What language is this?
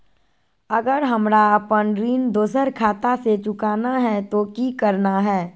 Magahi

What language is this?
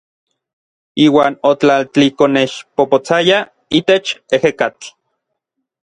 Orizaba Nahuatl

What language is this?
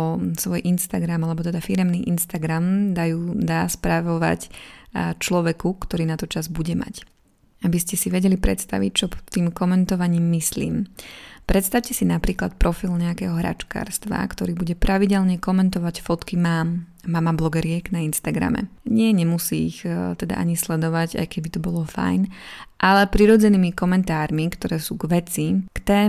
Slovak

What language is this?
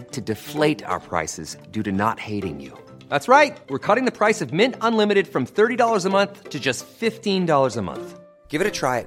Filipino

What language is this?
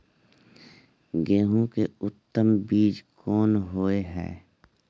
Maithili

